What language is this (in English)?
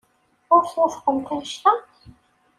Kabyle